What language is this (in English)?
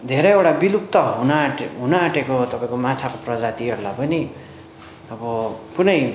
Nepali